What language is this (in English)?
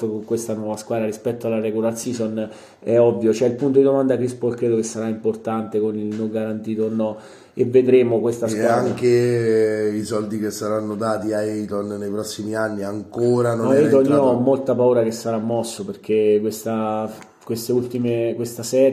Italian